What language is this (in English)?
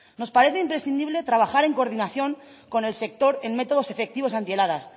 Spanish